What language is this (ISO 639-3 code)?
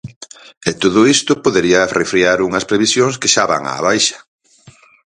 glg